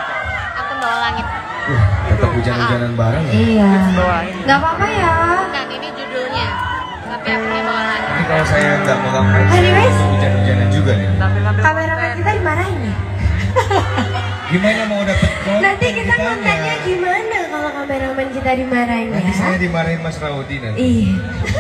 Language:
Indonesian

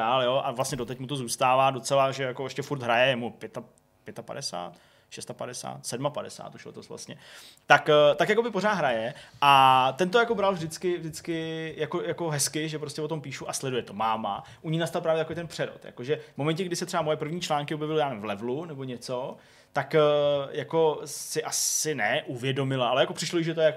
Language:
Czech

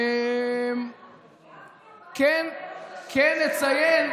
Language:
Hebrew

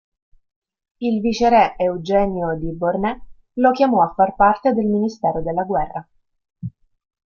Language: Italian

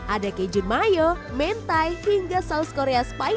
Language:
Indonesian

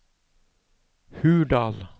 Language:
Norwegian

